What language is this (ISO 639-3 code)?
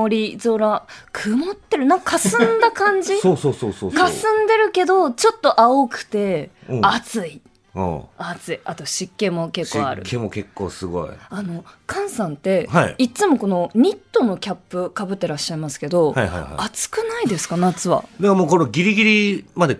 jpn